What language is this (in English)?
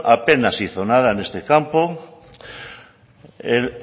Spanish